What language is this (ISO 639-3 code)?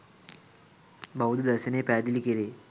sin